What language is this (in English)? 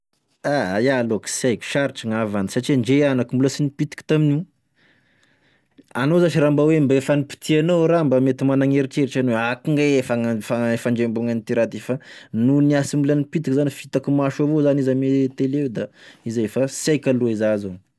Tesaka Malagasy